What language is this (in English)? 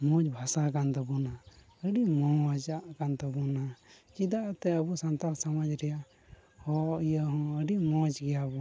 Santali